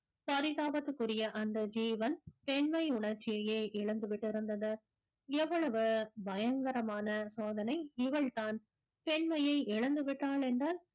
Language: Tamil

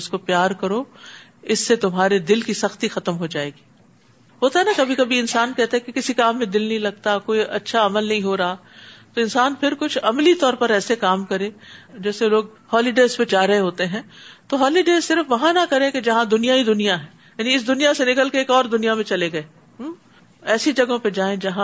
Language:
Urdu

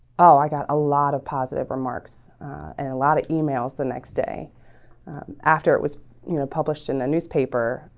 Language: English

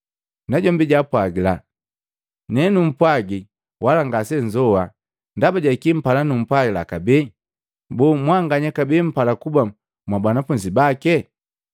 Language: Matengo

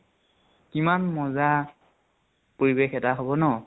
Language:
Assamese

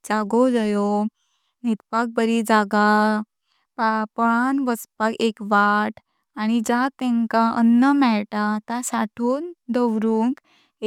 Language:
Konkani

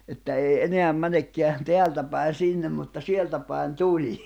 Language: Finnish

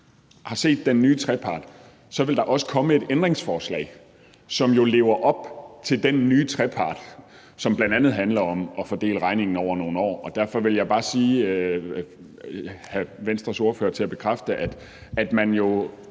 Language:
Danish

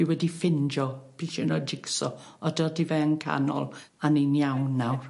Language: Welsh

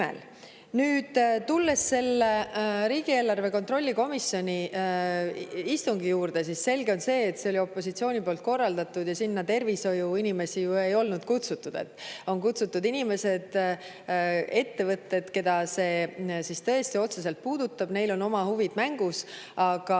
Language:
Estonian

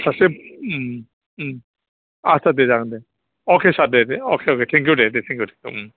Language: Bodo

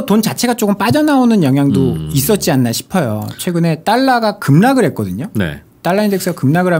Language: Korean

